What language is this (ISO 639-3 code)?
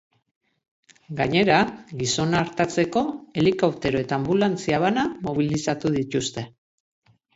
eus